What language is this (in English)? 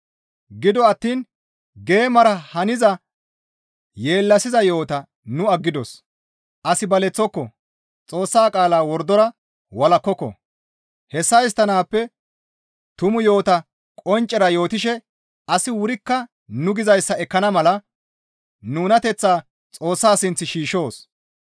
Gamo